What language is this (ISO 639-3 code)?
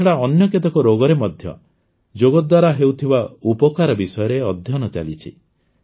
ori